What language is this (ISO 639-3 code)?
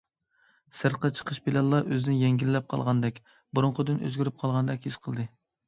uig